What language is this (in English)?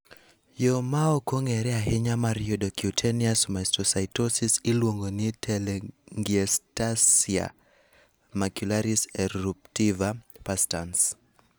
Luo (Kenya and Tanzania)